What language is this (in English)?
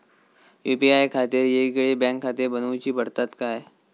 Marathi